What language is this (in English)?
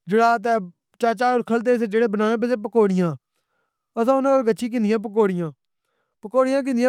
Pahari-Potwari